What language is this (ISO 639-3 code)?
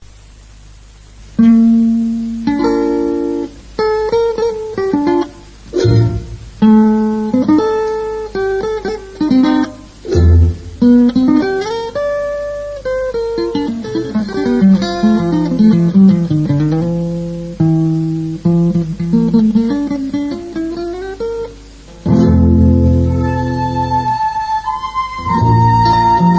ind